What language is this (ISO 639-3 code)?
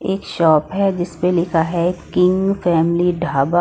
hin